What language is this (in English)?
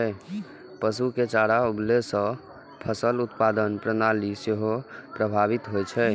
Maithili